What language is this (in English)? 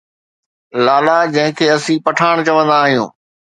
Sindhi